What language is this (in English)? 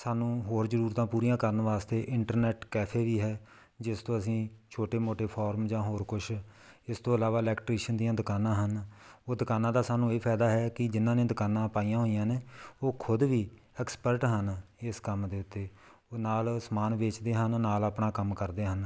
Punjabi